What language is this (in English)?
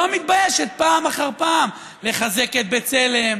Hebrew